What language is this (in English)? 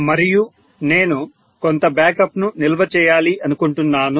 Telugu